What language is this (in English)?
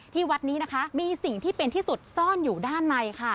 Thai